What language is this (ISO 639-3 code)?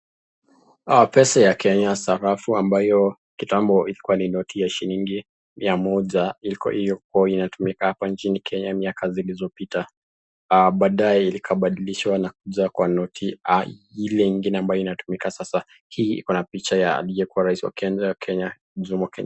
swa